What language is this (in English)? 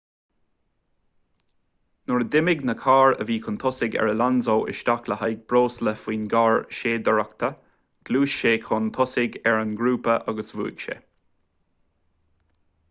Irish